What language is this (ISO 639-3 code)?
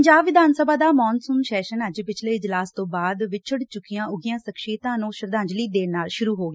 pan